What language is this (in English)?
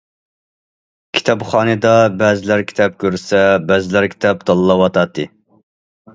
Uyghur